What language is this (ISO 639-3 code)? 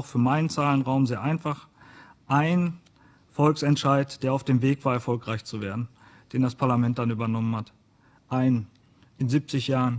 deu